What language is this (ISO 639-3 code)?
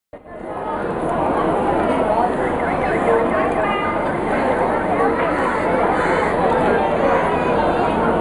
tel